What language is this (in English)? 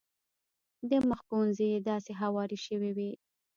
Pashto